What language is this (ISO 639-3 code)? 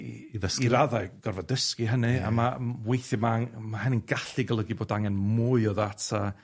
cym